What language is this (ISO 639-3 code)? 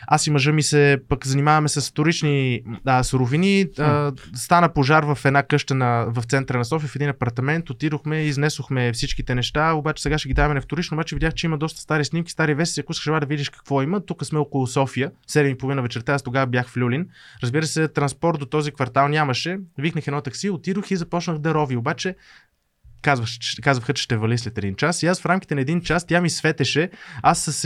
bul